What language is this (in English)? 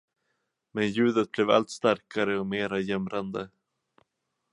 Swedish